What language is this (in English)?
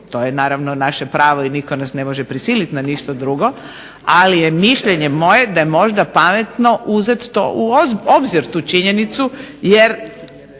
Croatian